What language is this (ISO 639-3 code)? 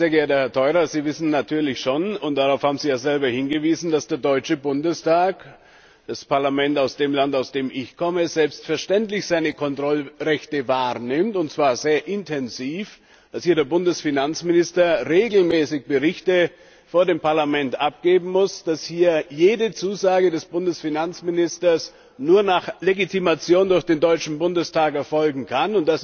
deu